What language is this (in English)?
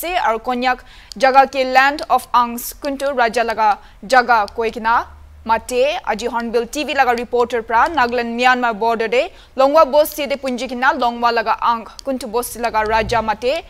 Hindi